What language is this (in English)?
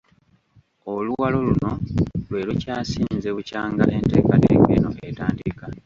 Ganda